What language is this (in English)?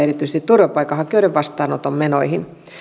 Finnish